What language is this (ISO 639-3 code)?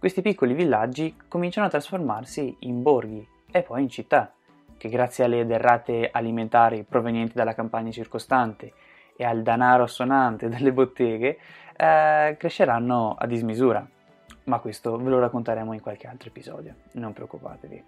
ita